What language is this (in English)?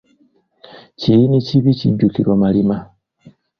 Ganda